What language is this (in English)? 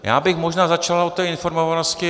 Czech